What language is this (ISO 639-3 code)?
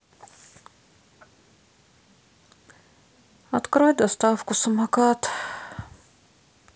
rus